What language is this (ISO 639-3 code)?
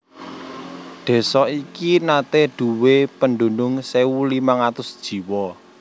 jav